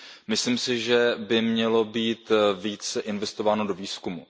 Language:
Czech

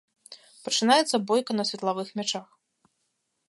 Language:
Belarusian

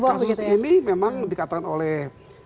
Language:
Indonesian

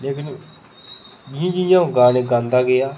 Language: Dogri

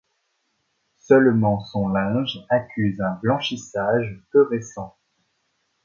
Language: French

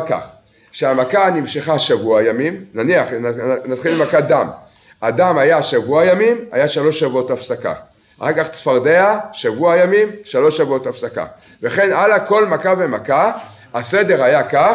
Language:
Hebrew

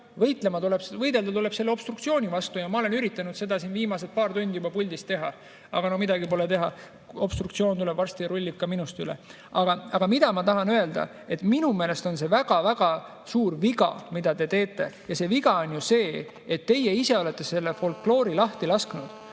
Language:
Estonian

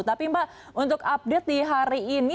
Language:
Indonesian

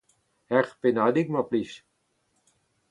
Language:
Breton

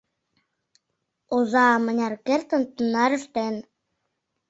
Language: Mari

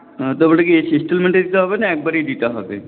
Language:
Bangla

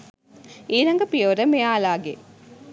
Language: Sinhala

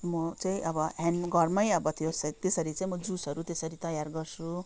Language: Nepali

